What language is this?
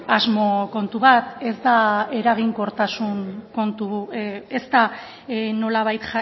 Basque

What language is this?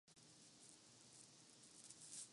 Urdu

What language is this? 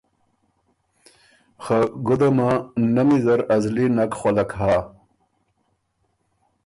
Ormuri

